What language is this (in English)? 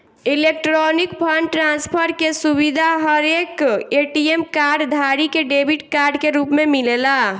Bhojpuri